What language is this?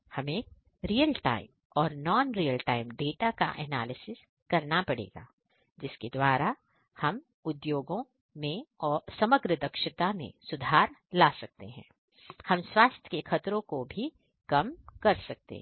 Hindi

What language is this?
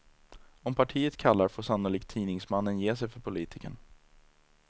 Swedish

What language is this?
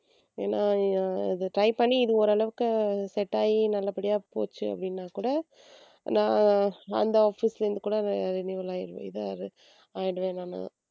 Tamil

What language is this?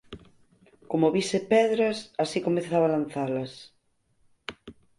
Galician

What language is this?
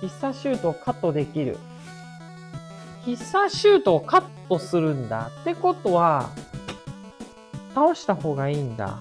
Japanese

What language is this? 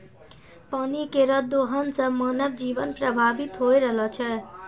Maithili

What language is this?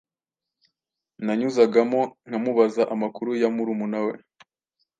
Kinyarwanda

